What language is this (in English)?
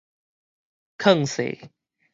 Min Nan Chinese